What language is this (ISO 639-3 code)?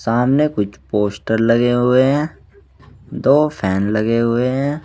hin